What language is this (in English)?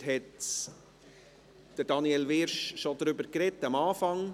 Swiss German